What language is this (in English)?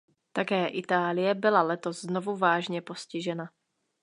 Czech